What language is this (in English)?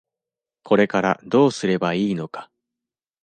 Japanese